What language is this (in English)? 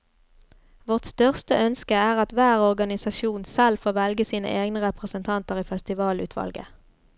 Norwegian